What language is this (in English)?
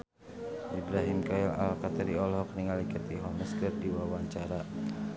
Sundanese